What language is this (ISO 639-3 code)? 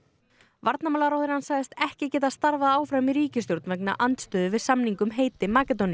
isl